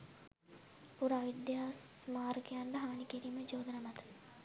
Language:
Sinhala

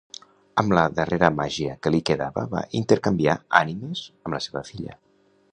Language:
Catalan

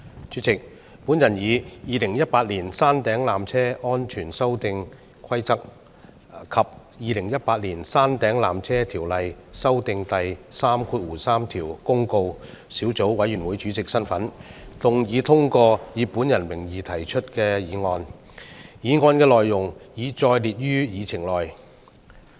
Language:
Cantonese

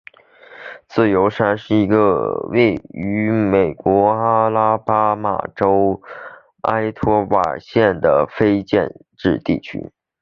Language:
Chinese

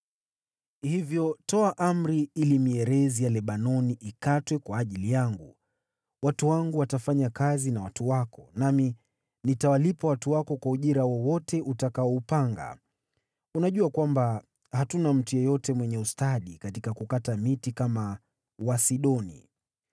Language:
Swahili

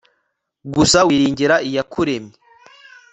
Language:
Kinyarwanda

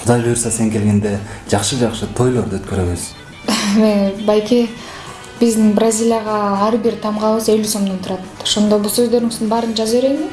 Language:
Turkish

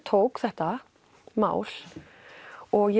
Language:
Icelandic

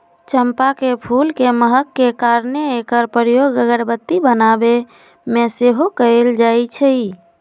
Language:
Magahi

